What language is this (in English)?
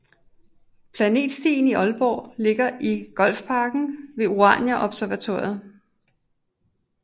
Danish